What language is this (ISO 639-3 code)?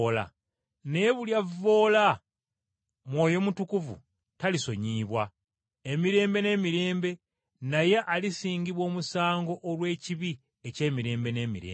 lug